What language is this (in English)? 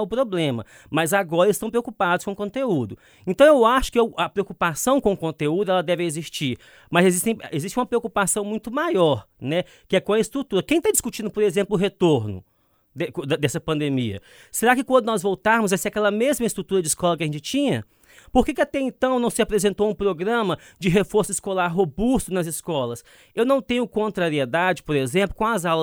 Portuguese